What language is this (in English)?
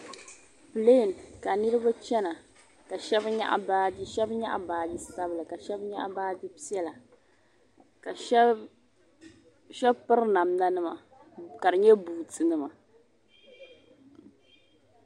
Dagbani